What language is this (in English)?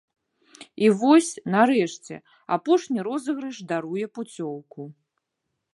Belarusian